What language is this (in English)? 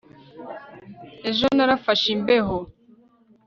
Kinyarwanda